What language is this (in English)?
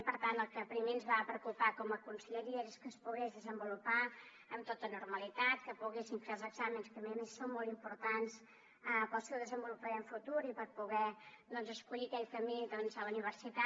Catalan